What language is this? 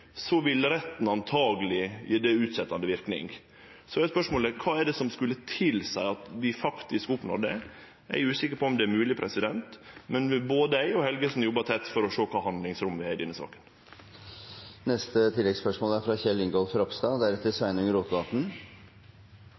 Norwegian Nynorsk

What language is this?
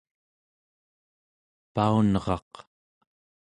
Central Yupik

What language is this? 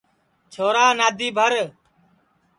Sansi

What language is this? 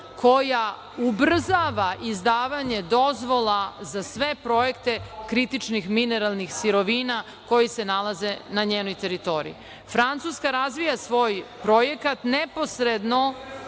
Serbian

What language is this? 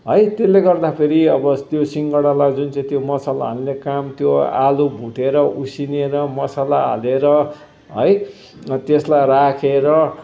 Nepali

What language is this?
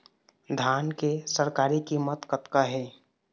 Chhattisgarhi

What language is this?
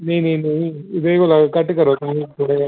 Dogri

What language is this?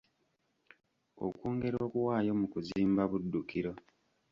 Ganda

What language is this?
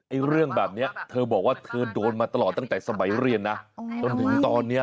Thai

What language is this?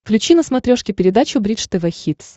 Russian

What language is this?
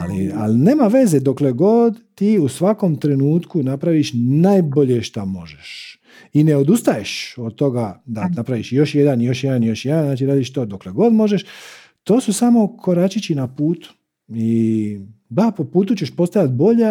Croatian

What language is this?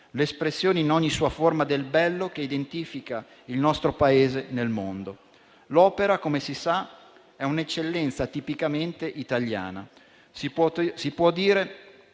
Italian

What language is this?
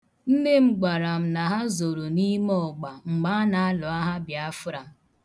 Igbo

